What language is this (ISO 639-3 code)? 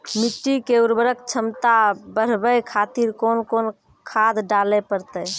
mai